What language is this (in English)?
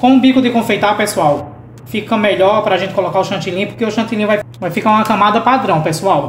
Portuguese